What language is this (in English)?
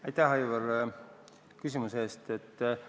Estonian